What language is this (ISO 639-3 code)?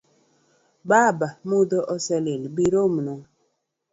luo